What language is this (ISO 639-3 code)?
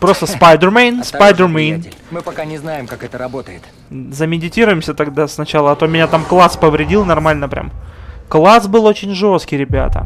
rus